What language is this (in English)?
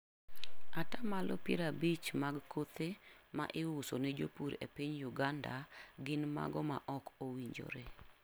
Luo (Kenya and Tanzania)